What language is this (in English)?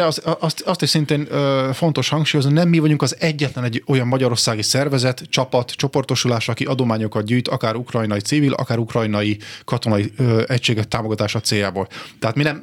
Hungarian